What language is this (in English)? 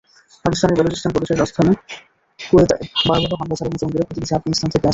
Bangla